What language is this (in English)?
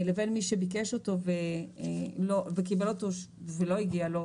Hebrew